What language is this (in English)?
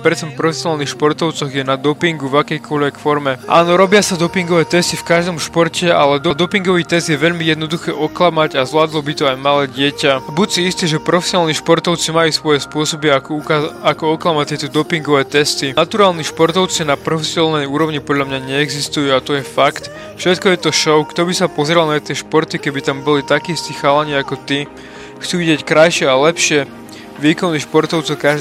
Slovak